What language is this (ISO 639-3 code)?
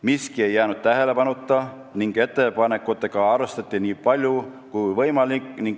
est